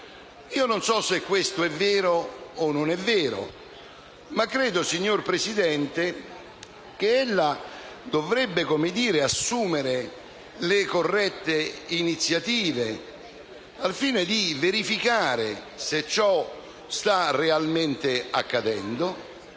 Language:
Italian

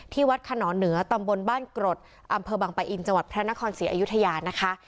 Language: Thai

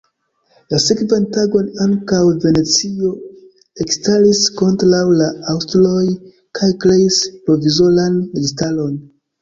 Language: Esperanto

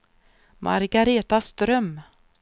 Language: Swedish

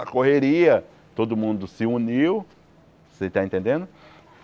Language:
Portuguese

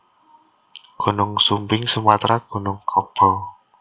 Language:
Javanese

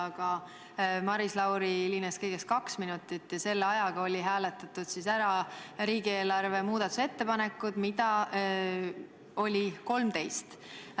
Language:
Estonian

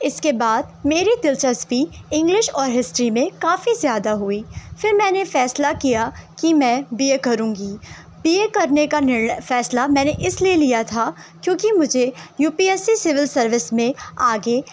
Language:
Urdu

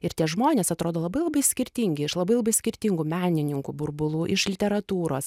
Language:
Lithuanian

